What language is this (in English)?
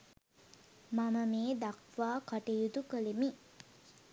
Sinhala